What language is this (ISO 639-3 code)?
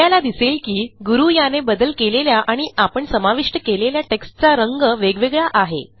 mar